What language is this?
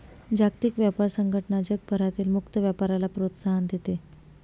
Marathi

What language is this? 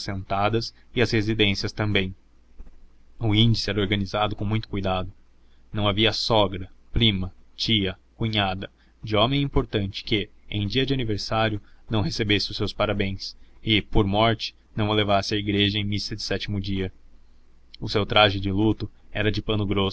Portuguese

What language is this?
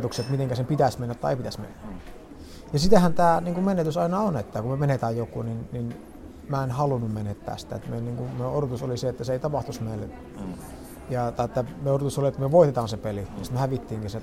Finnish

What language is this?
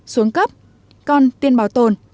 Vietnamese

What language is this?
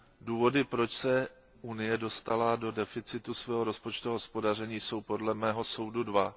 Czech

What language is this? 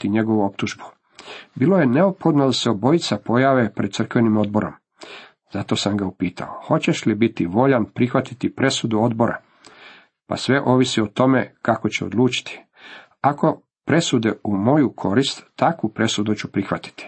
Croatian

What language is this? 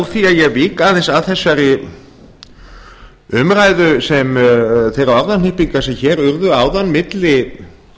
Icelandic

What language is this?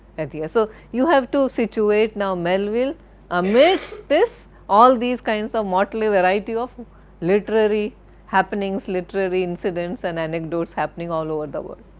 English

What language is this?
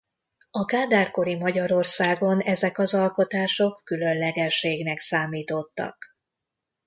Hungarian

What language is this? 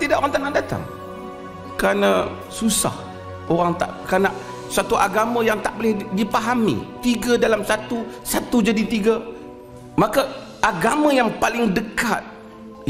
Malay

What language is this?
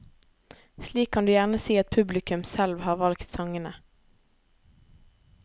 Norwegian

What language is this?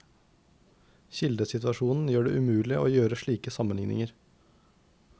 Norwegian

